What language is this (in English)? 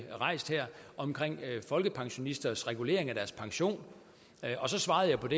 Danish